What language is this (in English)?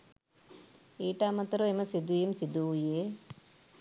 Sinhala